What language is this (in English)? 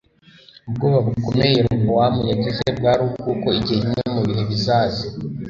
Kinyarwanda